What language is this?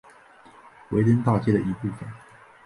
Chinese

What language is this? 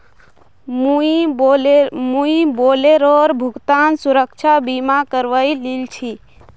Magahi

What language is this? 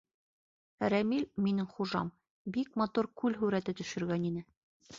Bashkir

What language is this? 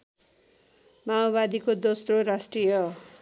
Nepali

